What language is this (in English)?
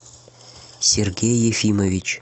Russian